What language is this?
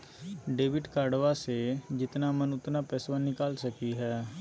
Magahi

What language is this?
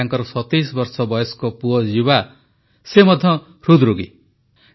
Odia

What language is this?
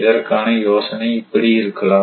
Tamil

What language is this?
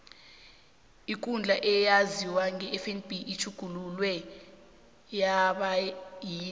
South Ndebele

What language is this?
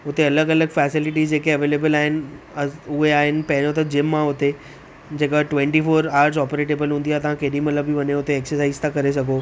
Sindhi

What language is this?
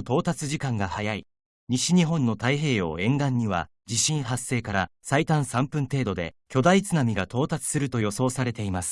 Japanese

